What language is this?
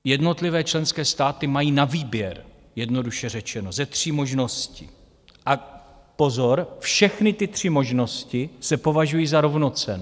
Czech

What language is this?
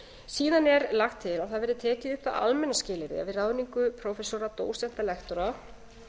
Icelandic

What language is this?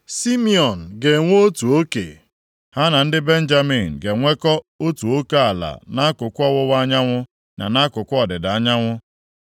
Igbo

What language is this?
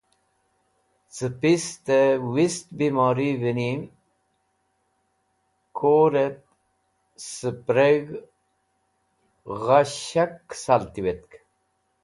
Wakhi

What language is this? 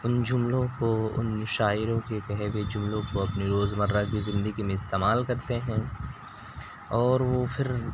Urdu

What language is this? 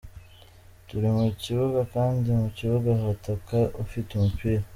Kinyarwanda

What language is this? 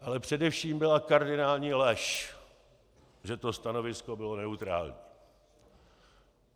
Czech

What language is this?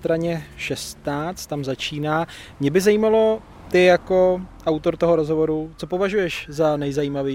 Czech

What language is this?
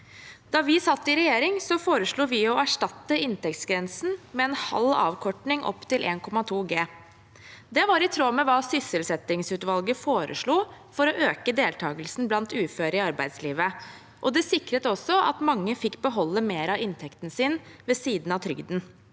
Norwegian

